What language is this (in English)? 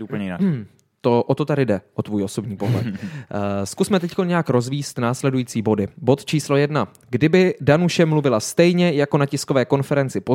Czech